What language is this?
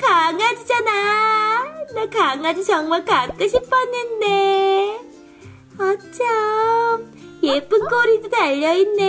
Korean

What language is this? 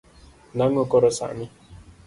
Luo (Kenya and Tanzania)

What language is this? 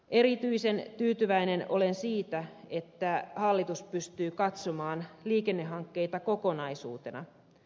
Finnish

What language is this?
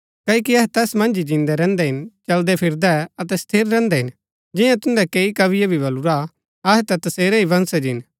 Gaddi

